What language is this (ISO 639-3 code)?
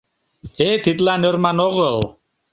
chm